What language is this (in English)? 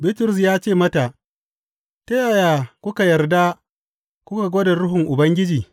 Hausa